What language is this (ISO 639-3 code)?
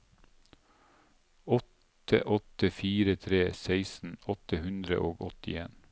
nor